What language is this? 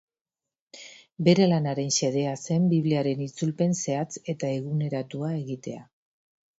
Basque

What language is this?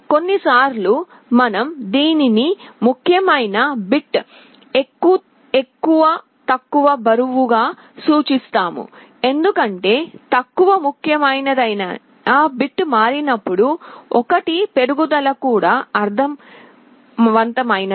Telugu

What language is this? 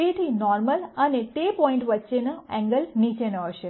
Gujarati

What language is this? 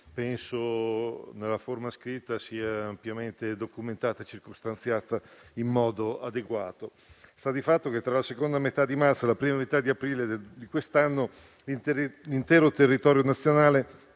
Italian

